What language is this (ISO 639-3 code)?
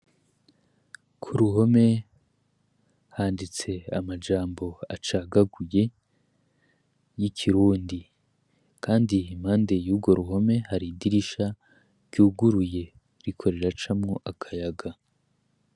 run